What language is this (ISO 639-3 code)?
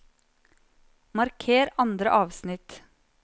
nor